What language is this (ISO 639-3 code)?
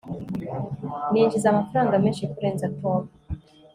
kin